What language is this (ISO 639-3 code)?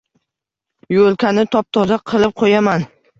uzb